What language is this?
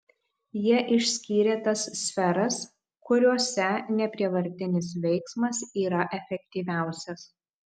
Lithuanian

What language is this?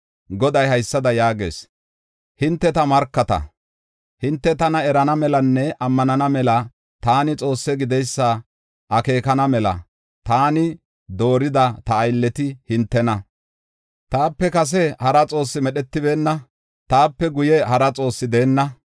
Gofa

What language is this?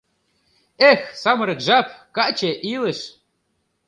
Mari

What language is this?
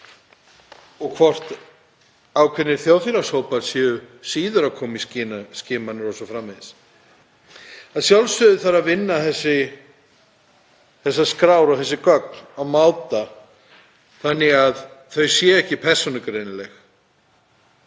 Icelandic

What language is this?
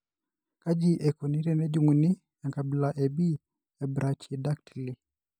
Masai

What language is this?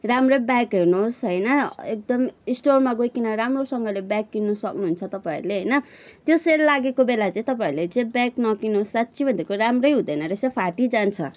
Nepali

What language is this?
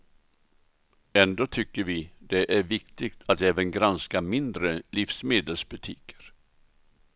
Swedish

